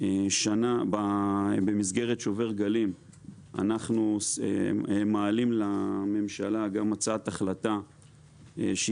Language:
Hebrew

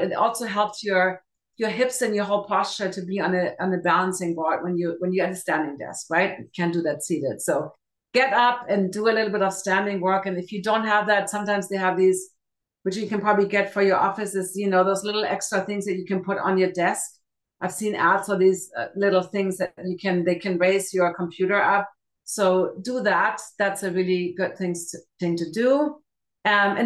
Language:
English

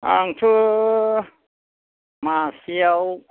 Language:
Bodo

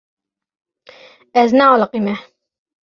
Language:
Kurdish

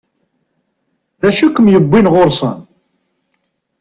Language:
Kabyle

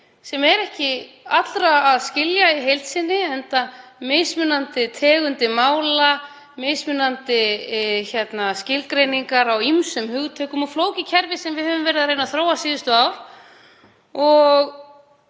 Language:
Icelandic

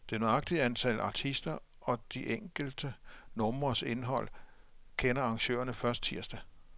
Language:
Danish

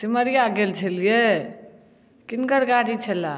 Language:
Maithili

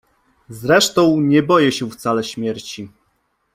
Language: Polish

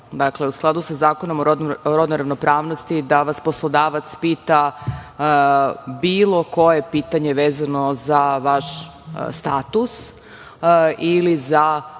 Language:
Serbian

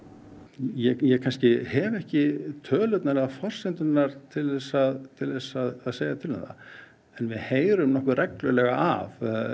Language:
Icelandic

